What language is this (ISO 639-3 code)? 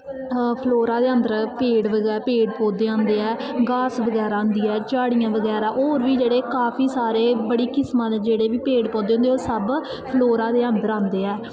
doi